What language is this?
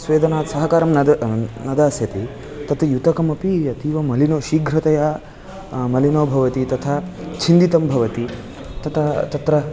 Sanskrit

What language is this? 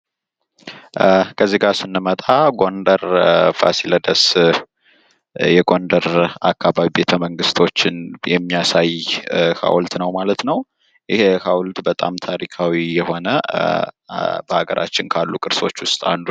Amharic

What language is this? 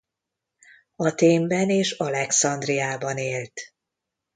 Hungarian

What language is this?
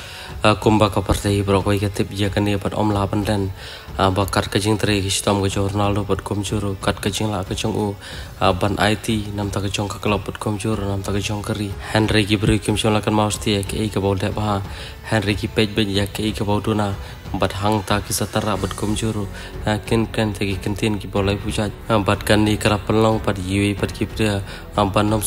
Indonesian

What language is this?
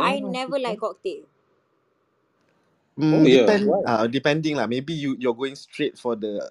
Malay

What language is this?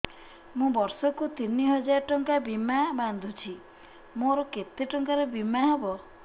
Odia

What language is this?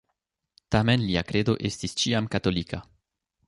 Esperanto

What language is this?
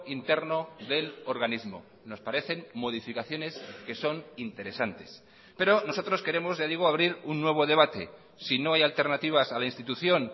Spanish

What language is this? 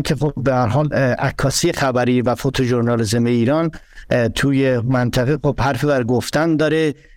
Persian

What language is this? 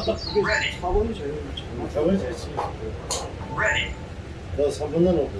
Korean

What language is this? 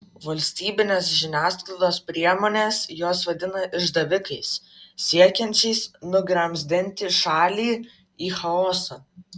Lithuanian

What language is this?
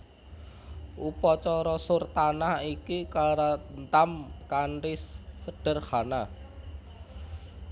Javanese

